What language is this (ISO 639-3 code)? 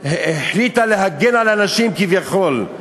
heb